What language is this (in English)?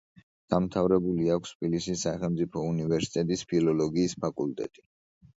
Georgian